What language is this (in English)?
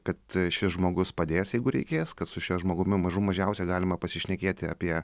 Lithuanian